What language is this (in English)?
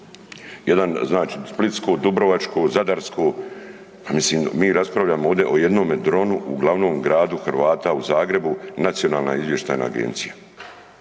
Croatian